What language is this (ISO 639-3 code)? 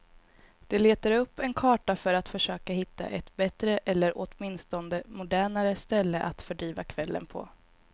swe